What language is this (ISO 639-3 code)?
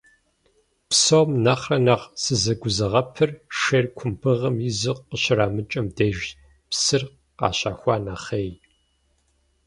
kbd